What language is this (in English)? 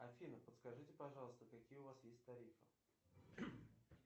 Russian